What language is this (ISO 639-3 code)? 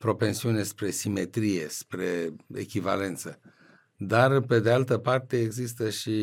ron